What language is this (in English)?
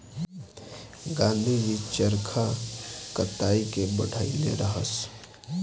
Bhojpuri